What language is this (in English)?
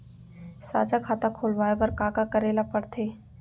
Chhattisgarhi